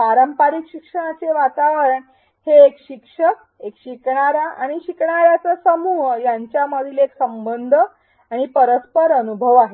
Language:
Marathi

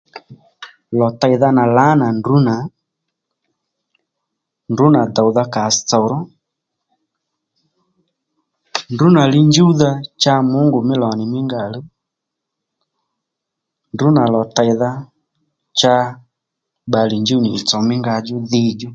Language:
Lendu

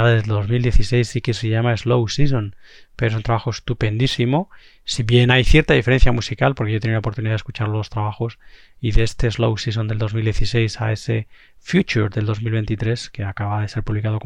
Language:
Spanish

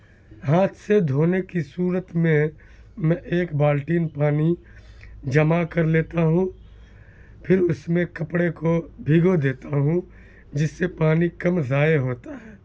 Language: Urdu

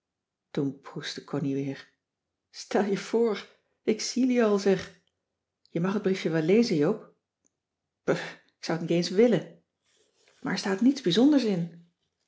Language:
Dutch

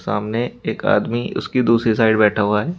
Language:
Hindi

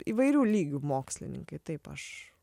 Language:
Lithuanian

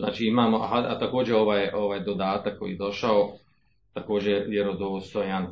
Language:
Croatian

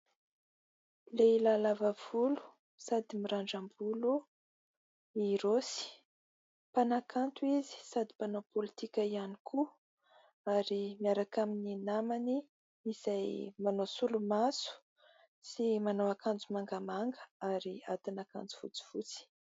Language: Malagasy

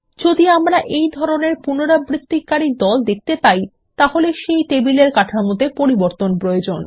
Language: Bangla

